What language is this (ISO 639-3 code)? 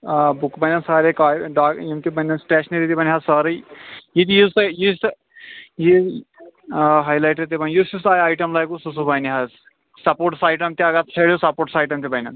kas